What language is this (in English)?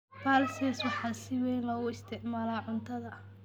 Somali